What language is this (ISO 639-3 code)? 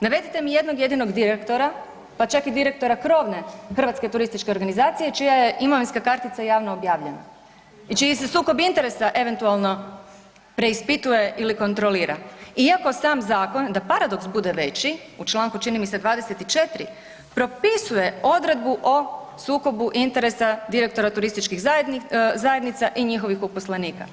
hrv